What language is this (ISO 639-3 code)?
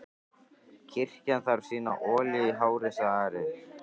isl